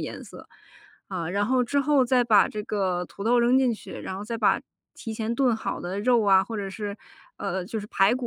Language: Chinese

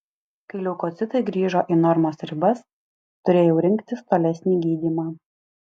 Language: Lithuanian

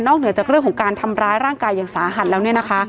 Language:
Thai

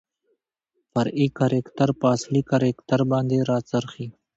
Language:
Pashto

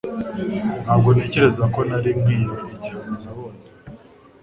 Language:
Kinyarwanda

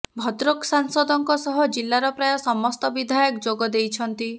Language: Odia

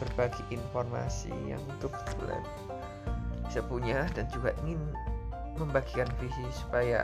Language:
Indonesian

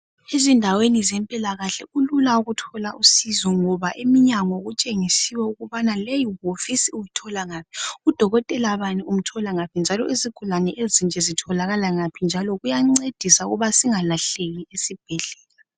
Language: North Ndebele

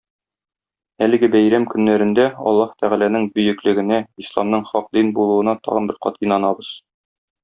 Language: Tatar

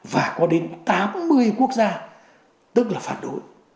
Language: Vietnamese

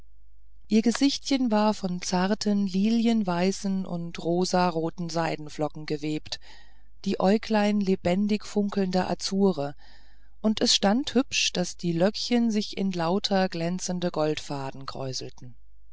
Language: German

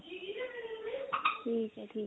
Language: Punjabi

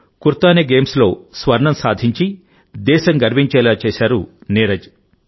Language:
Telugu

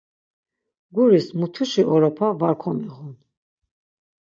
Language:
Laz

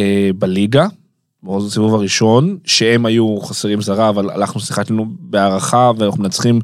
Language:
Hebrew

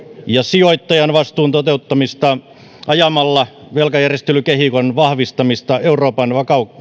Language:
Finnish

